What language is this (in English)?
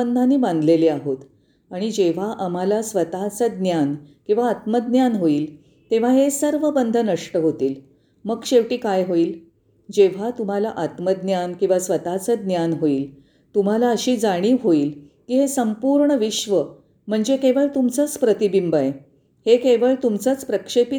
Marathi